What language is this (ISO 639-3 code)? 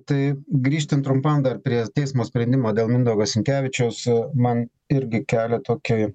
lit